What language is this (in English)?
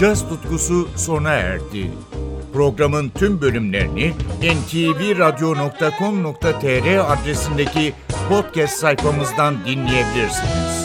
Turkish